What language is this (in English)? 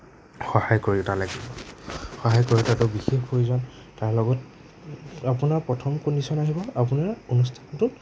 Assamese